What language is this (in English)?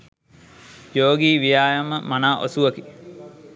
Sinhala